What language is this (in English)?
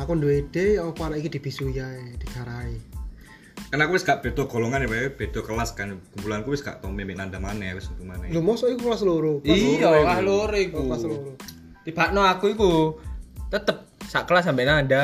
Indonesian